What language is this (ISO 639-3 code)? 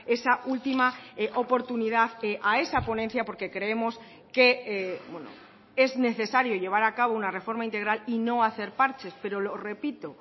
spa